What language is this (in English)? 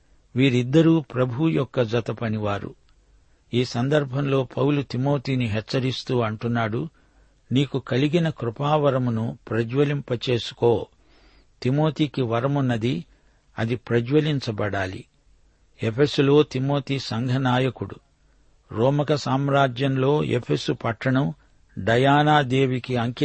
Telugu